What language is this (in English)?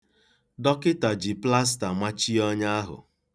Igbo